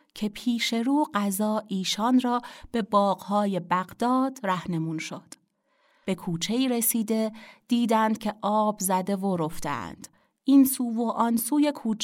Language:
Persian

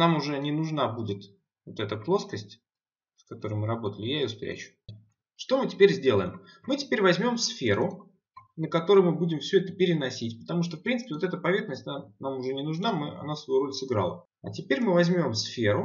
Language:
Russian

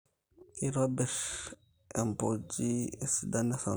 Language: Masai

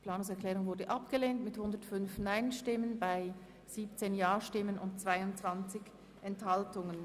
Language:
Swiss German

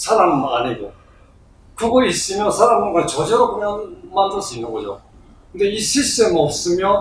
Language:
Korean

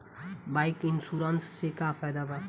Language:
Bhojpuri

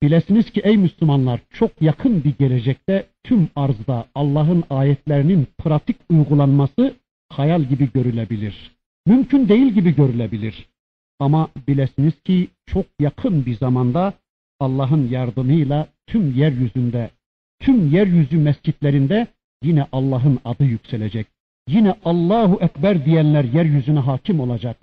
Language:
Turkish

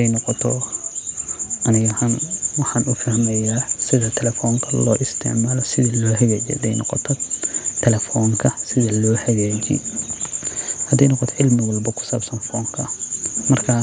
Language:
Somali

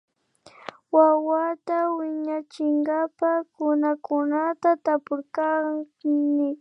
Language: Imbabura Highland Quichua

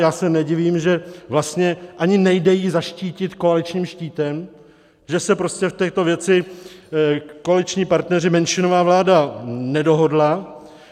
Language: Czech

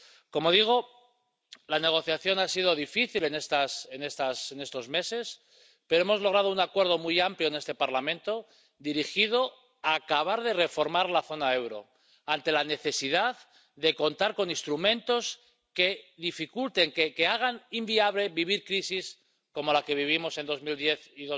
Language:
Spanish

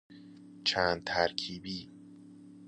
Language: Persian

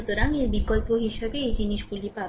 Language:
Bangla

